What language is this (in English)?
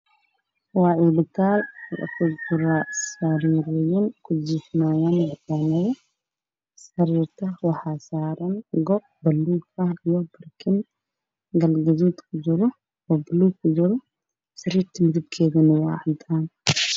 Somali